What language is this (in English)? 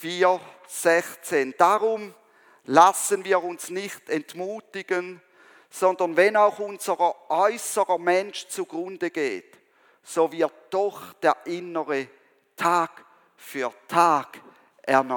German